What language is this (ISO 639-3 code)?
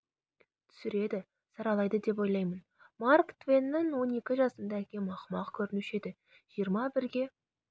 kaz